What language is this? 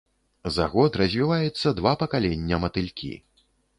Belarusian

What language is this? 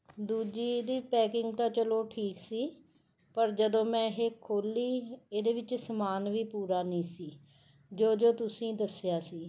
Punjabi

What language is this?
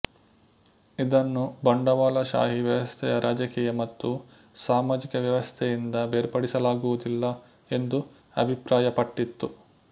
Kannada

